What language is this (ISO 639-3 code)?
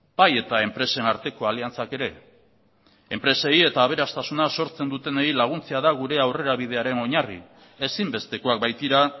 eus